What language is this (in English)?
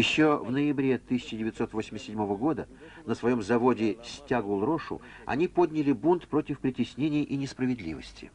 Russian